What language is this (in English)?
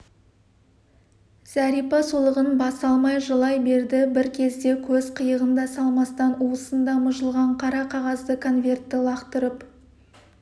Kazakh